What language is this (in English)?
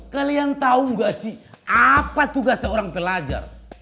Indonesian